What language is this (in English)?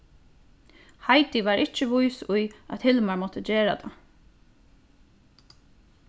Faroese